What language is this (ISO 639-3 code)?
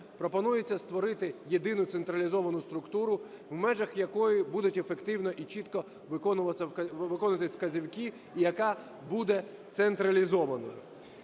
ukr